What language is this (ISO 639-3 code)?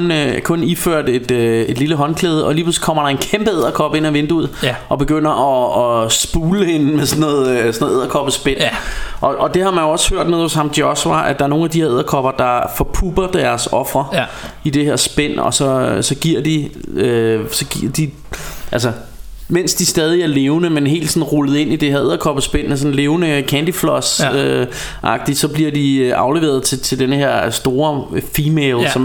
dan